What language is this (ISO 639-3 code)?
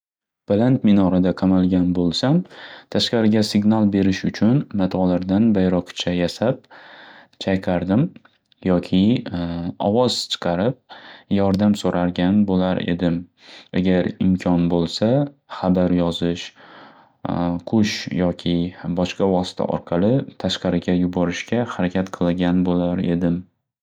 uzb